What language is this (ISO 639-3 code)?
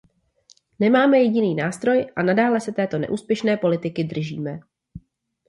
ces